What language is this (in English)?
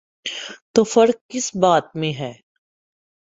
Urdu